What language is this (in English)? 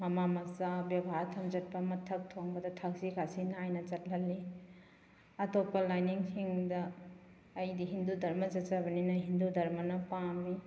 Manipuri